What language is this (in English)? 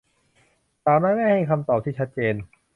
Thai